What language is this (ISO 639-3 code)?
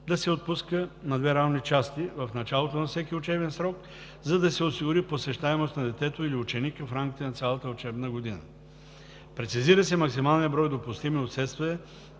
bul